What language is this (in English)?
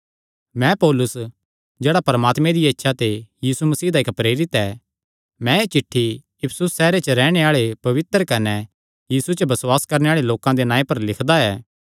Kangri